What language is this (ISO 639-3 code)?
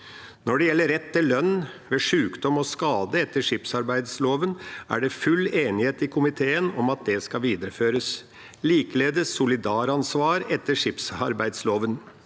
nor